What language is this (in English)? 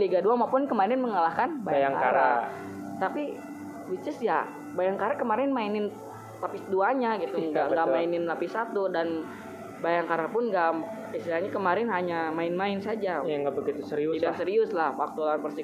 Indonesian